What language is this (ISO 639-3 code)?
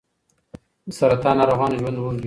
pus